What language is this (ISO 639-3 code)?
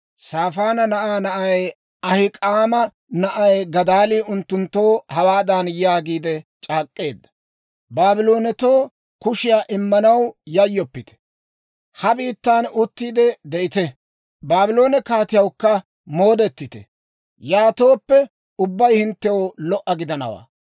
dwr